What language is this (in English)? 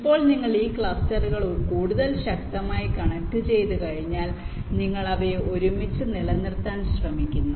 Malayalam